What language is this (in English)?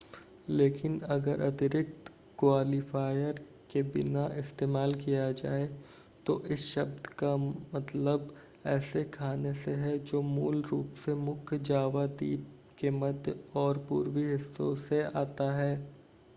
Hindi